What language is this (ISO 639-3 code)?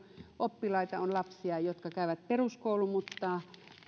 fin